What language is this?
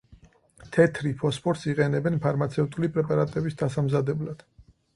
Georgian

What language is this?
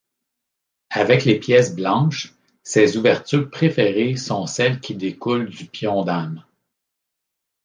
French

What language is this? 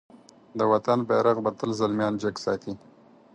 Pashto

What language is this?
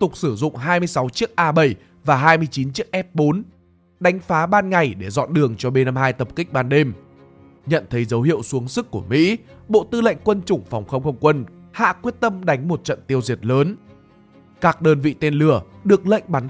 Vietnamese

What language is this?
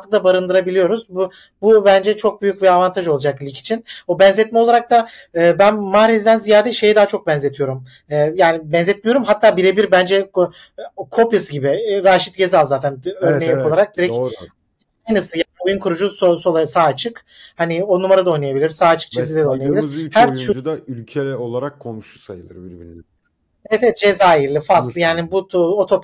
Turkish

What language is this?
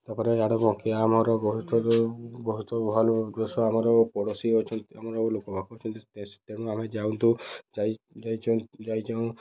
Odia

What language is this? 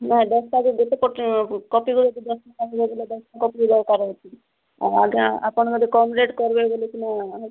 Odia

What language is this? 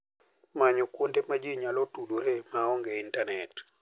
Luo (Kenya and Tanzania)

